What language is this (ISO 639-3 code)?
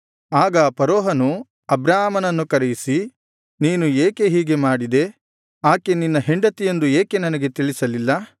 kan